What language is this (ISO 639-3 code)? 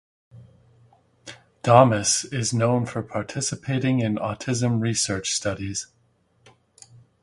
eng